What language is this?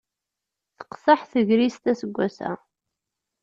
Kabyle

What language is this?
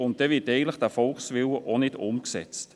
Swiss German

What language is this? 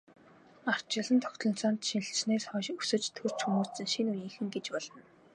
Mongolian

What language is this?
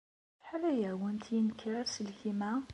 Kabyle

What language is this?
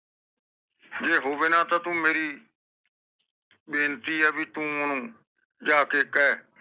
Punjabi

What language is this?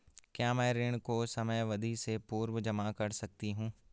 Hindi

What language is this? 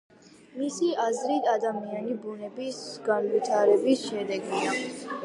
Georgian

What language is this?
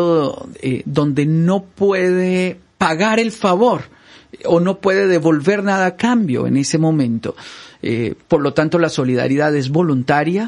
Spanish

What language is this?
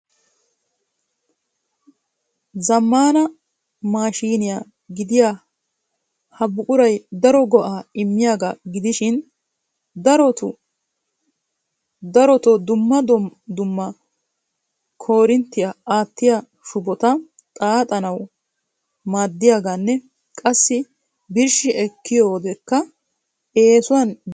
Wolaytta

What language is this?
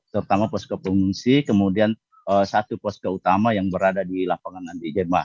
Indonesian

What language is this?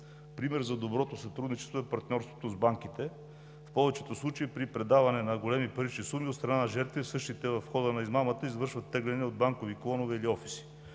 Bulgarian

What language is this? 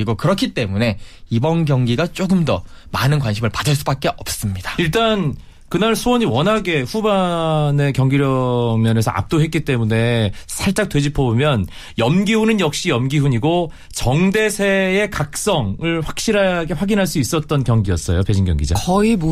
Korean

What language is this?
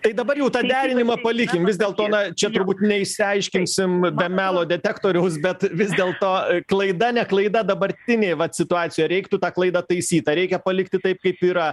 Lithuanian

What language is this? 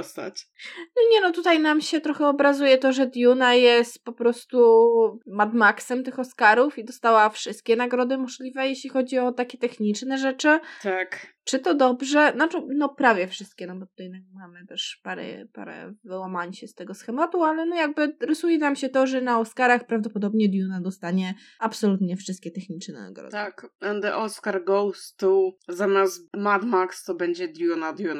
Polish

